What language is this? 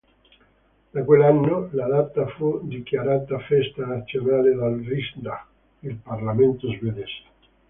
Italian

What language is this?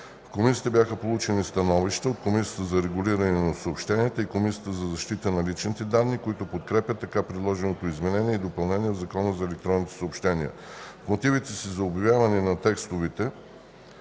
Bulgarian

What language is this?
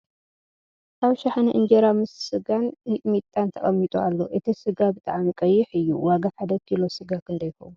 Tigrinya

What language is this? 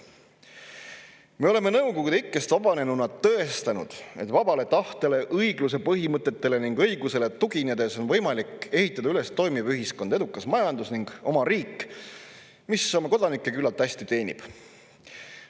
Estonian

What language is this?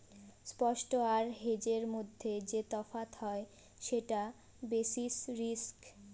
Bangla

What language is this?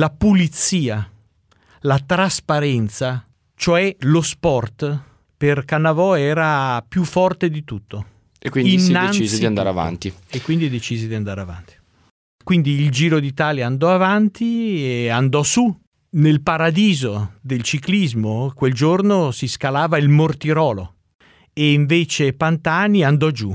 Italian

